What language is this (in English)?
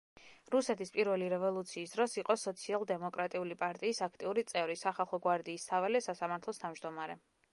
Georgian